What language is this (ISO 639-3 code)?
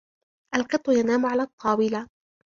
ara